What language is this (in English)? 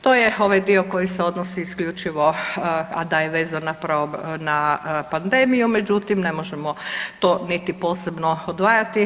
Croatian